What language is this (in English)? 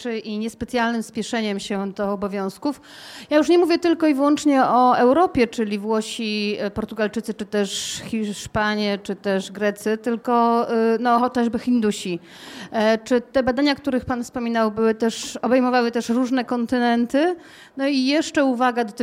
Polish